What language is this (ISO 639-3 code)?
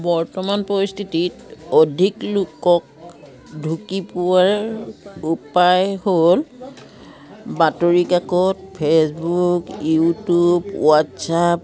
asm